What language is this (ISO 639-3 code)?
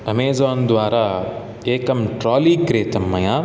san